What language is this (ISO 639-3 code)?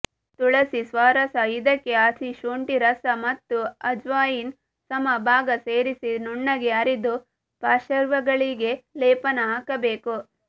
kan